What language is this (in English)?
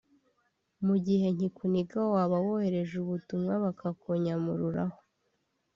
Kinyarwanda